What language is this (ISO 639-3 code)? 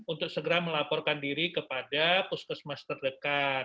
ind